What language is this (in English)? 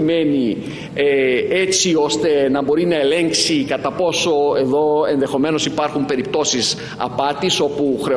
Greek